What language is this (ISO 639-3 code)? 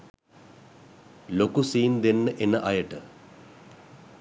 sin